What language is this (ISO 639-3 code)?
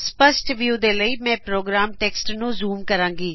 pan